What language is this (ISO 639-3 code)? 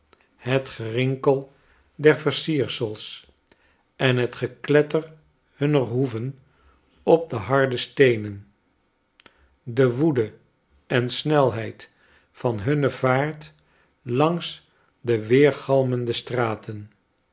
nld